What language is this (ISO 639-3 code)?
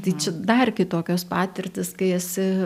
lit